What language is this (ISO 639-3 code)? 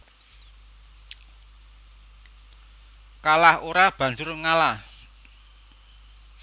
jav